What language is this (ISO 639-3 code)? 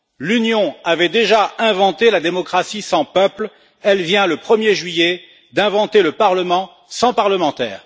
fra